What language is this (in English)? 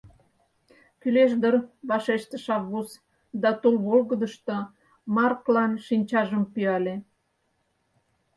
Mari